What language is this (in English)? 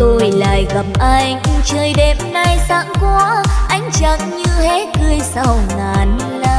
Vietnamese